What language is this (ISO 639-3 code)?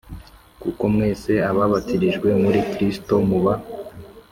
kin